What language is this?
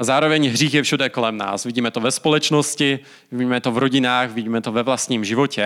Czech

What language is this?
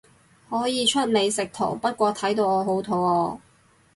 Cantonese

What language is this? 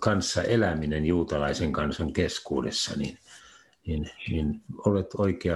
Finnish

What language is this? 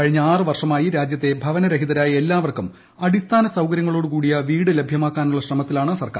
Malayalam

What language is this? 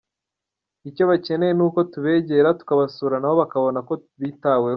Kinyarwanda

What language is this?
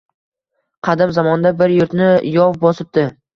Uzbek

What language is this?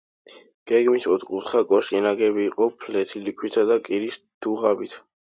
Georgian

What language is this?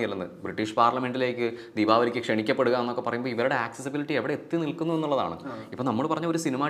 Malayalam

